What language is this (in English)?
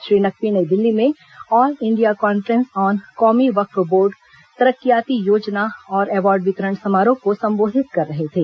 Hindi